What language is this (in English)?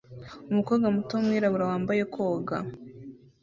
Kinyarwanda